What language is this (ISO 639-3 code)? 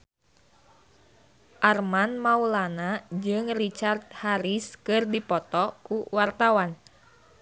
sun